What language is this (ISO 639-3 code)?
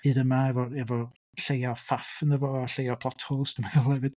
cym